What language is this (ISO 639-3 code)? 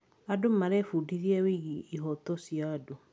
kik